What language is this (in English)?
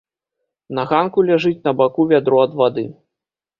Belarusian